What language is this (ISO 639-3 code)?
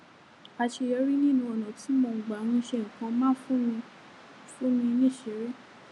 yor